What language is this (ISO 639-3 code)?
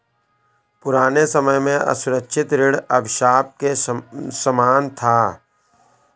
hin